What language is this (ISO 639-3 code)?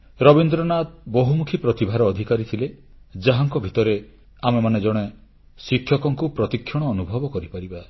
ori